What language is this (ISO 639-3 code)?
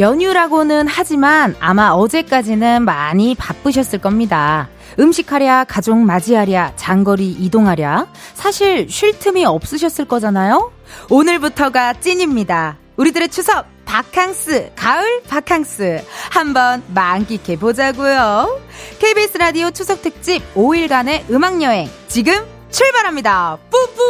kor